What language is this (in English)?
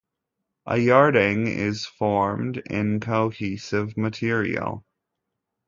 English